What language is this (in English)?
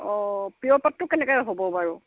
Assamese